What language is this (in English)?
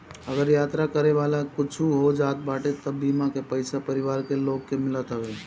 Bhojpuri